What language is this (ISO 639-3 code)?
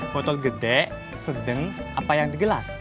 ind